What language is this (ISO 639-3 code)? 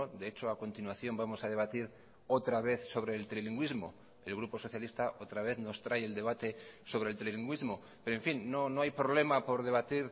spa